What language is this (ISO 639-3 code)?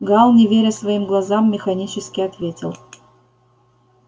rus